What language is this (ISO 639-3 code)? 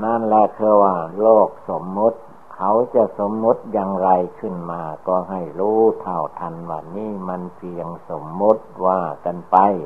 tha